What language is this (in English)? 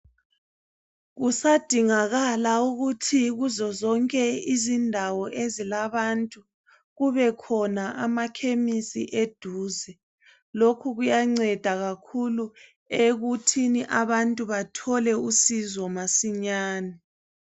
North Ndebele